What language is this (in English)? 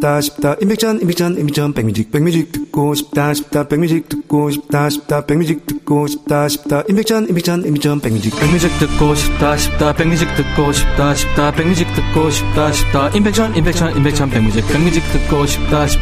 Korean